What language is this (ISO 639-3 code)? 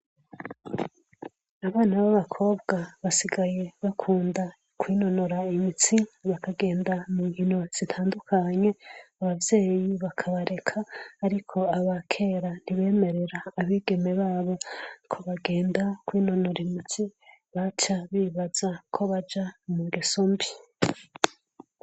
run